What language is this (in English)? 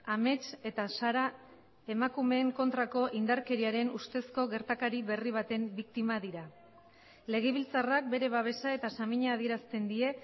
Basque